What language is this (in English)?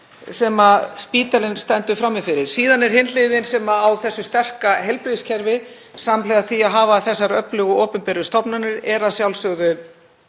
Icelandic